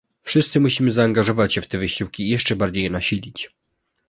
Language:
Polish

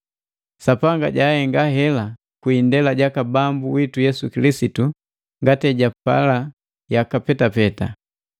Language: Matengo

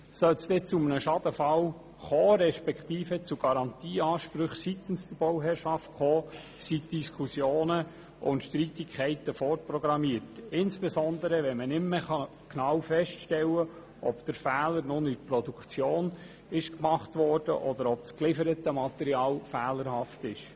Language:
Swiss German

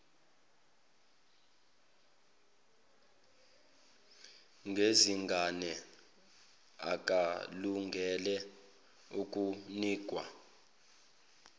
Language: Zulu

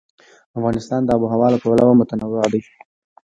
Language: Pashto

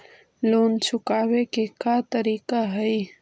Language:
Magahi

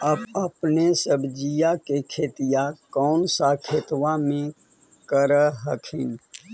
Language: Magahi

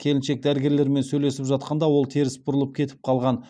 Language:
Kazakh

